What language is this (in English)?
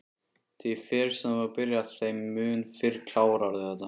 Icelandic